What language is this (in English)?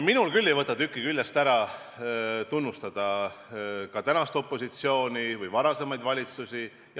Estonian